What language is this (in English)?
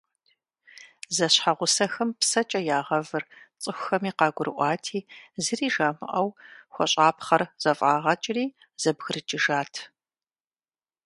Kabardian